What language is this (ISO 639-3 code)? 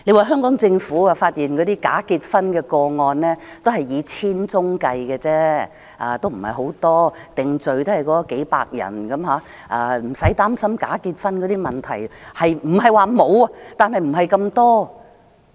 yue